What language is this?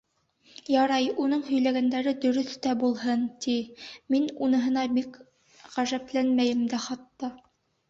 Bashkir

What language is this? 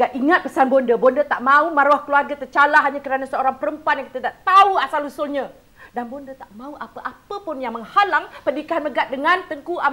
Malay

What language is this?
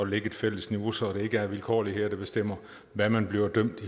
Danish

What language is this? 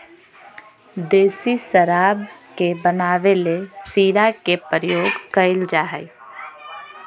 Magahi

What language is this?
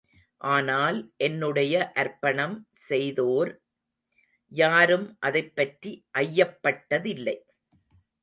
Tamil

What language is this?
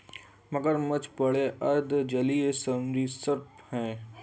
Hindi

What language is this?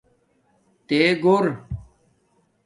Domaaki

